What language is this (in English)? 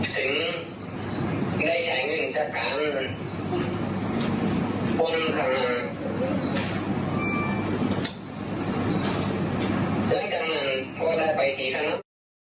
Thai